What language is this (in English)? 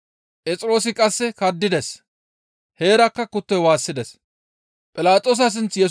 Gamo